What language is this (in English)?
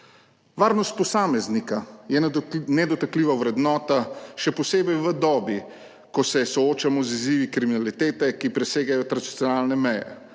Slovenian